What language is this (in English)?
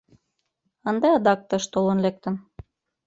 Mari